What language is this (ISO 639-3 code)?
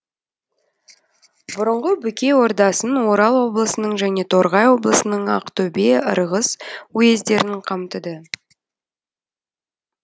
kaz